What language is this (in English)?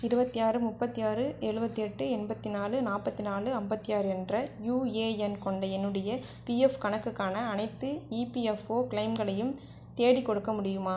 Tamil